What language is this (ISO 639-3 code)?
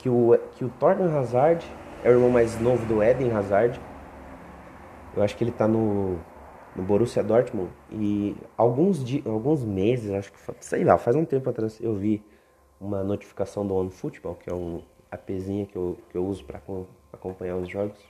por